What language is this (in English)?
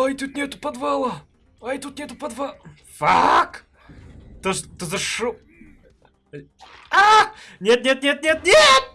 Russian